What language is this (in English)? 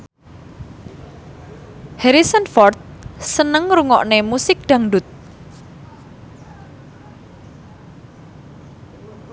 Javanese